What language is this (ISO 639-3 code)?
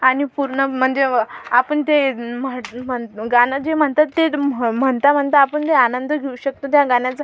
mar